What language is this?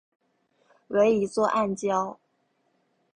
Chinese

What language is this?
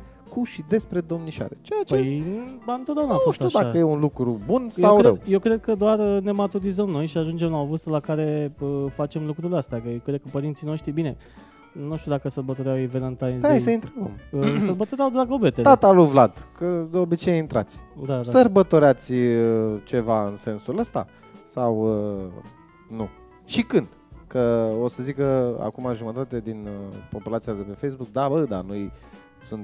Romanian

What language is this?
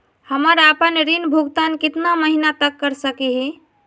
Magahi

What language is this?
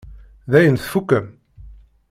Kabyle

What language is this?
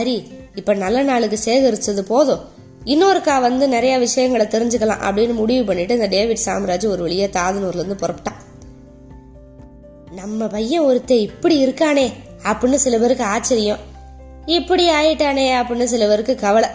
Tamil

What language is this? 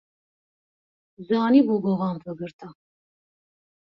Kurdish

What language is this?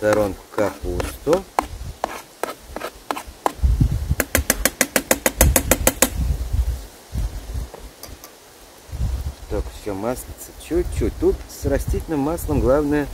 Russian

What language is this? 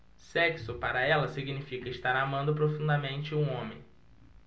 Portuguese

